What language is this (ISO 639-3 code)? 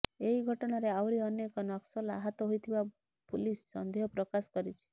ori